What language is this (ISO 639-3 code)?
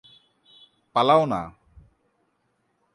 ben